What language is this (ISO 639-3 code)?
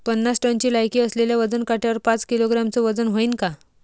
mar